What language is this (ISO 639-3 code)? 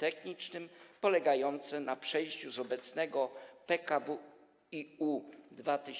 pol